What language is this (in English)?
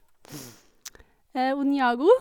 Norwegian